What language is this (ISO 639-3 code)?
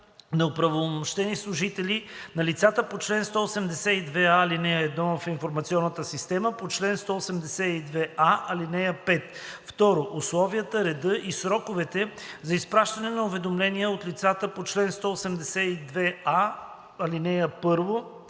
bul